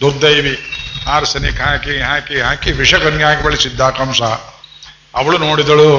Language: Kannada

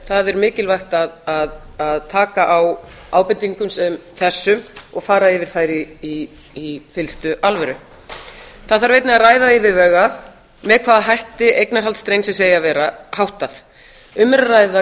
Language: Icelandic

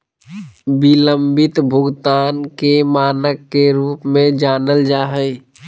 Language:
Magahi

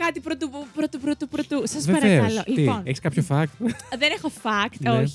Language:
Greek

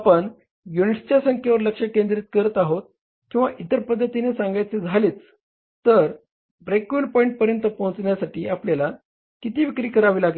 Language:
Marathi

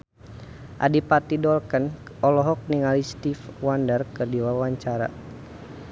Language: Sundanese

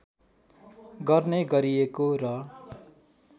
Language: Nepali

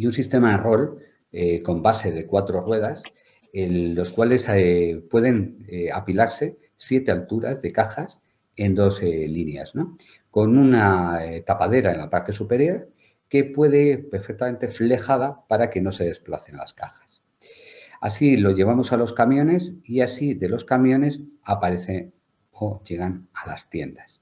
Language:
Spanish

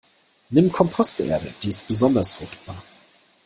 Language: German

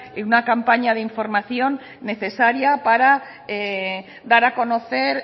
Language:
Spanish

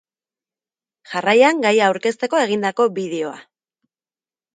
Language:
Basque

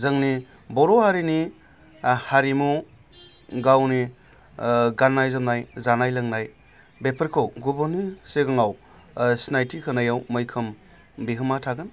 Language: Bodo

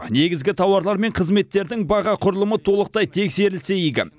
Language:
Kazakh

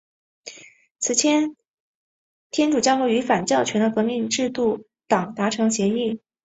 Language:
Chinese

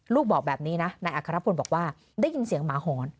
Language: Thai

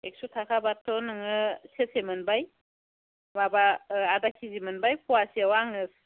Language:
Bodo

